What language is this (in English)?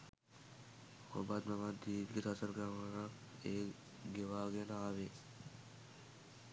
Sinhala